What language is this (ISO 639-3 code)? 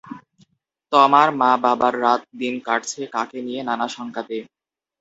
ben